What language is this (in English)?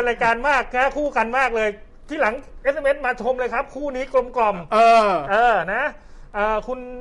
Thai